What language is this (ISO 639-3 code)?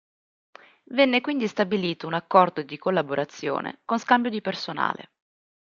ita